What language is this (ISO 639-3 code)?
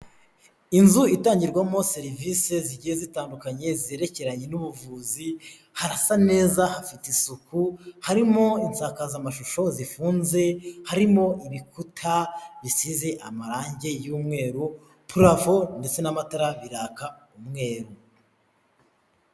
kin